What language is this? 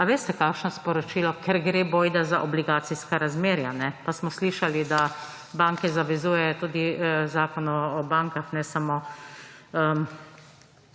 Slovenian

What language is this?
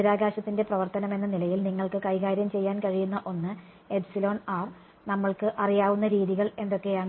Malayalam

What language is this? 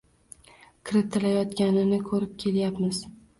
Uzbek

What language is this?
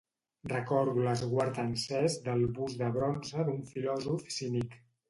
Catalan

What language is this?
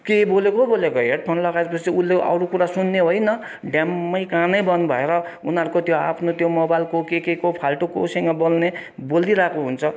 Nepali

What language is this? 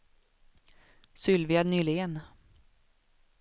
Swedish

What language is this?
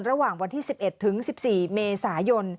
Thai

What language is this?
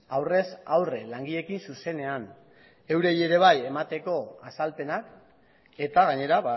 Basque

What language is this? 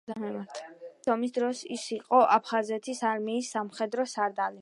Georgian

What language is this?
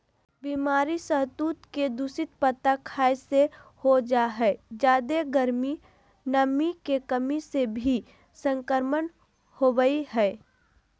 Magahi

